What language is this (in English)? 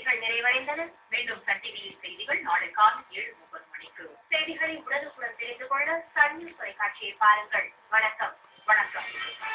Thai